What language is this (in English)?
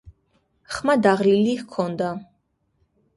Georgian